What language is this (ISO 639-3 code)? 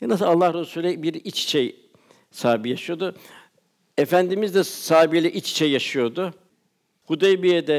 tur